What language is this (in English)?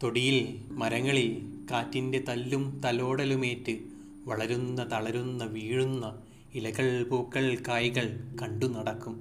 Malayalam